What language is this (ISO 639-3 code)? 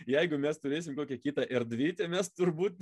lit